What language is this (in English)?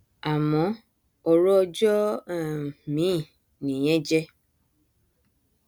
Yoruba